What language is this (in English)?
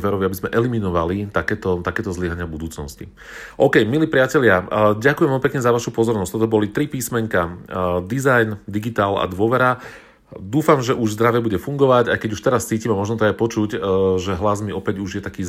Slovak